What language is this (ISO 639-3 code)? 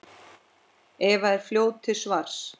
isl